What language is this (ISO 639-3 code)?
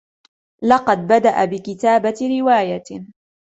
ara